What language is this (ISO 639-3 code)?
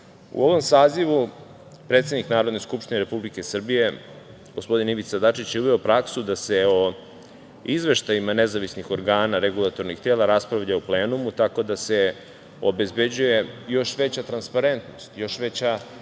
srp